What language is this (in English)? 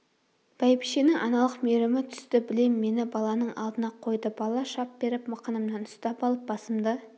Kazakh